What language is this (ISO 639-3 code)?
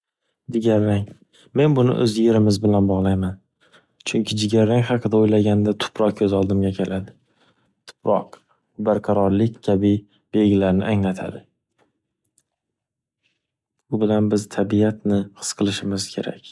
uzb